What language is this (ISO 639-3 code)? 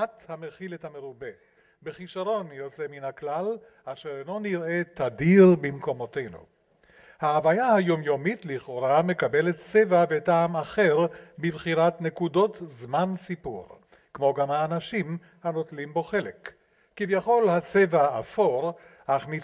heb